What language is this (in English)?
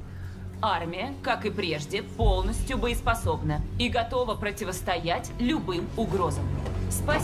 Russian